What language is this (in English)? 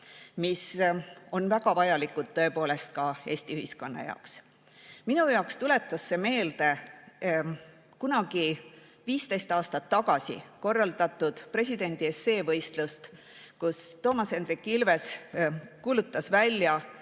Estonian